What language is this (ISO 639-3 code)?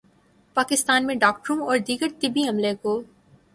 urd